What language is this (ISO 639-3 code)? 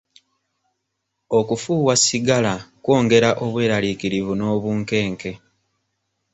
lug